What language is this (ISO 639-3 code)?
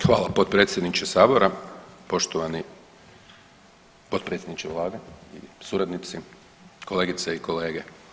hrv